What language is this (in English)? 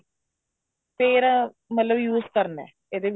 Punjabi